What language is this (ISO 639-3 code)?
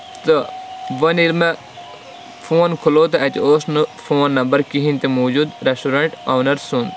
kas